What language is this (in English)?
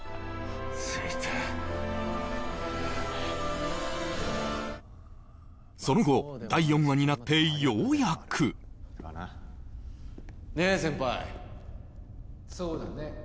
Japanese